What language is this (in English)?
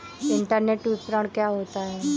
Hindi